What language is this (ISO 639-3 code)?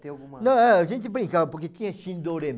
por